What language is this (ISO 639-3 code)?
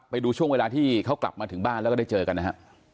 tha